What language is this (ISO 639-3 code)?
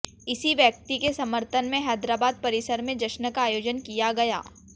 hin